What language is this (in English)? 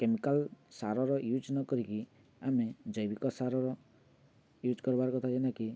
Odia